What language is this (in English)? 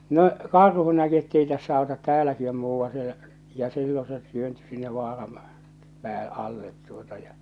Finnish